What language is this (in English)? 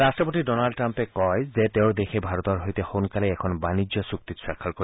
Assamese